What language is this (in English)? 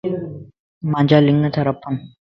Lasi